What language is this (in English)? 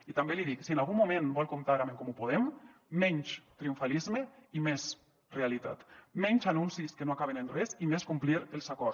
Catalan